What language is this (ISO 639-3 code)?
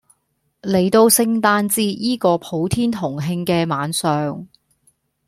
yue